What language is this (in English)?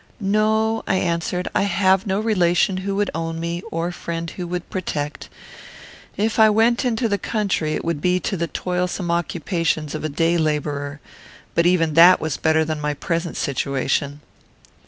English